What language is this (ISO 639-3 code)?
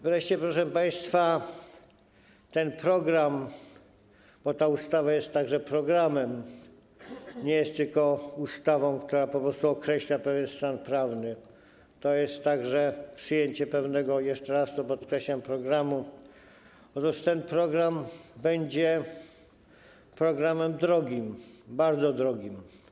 pol